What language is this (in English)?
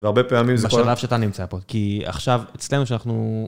Hebrew